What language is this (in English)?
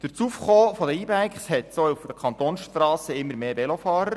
Swiss German